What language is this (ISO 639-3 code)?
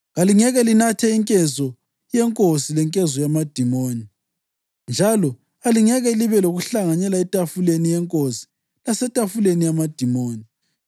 nde